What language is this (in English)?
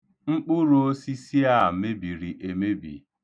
Igbo